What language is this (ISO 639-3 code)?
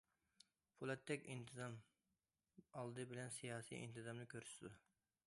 uig